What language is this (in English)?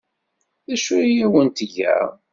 Kabyle